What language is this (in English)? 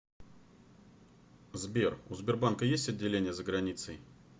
Russian